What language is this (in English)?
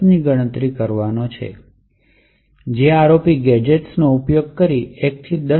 Gujarati